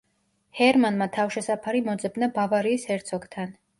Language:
Georgian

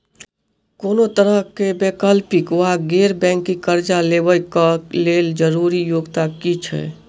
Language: Maithili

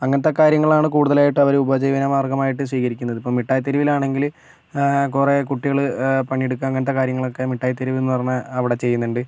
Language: Malayalam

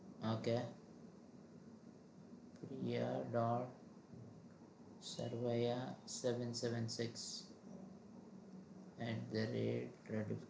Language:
Gujarati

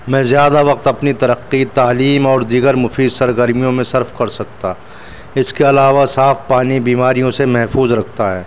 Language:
Urdu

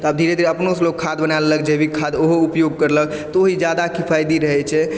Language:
Maithili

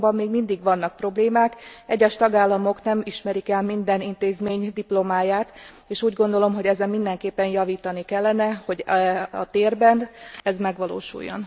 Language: Hungarian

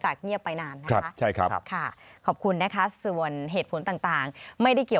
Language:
Thai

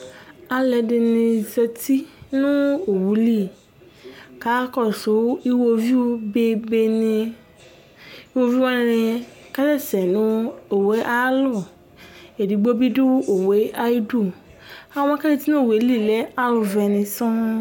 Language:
Ikposo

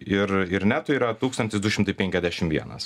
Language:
Lithuanian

